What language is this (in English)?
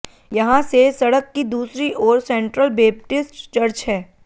Hindi